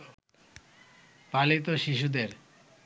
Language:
Bangla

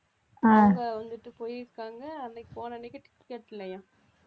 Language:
Tamil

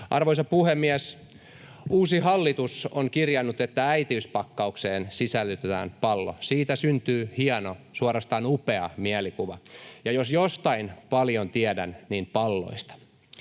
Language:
Finnish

